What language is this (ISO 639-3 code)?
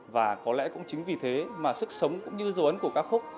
vie